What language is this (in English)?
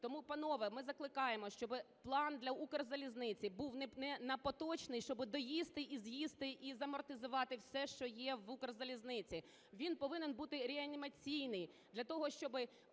Ukrainian